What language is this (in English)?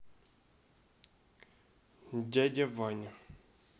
Russian